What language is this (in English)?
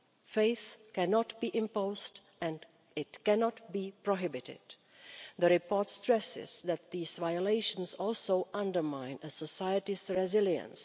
English